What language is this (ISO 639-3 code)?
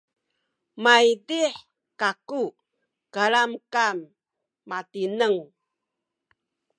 szy